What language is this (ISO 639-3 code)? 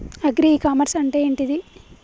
tel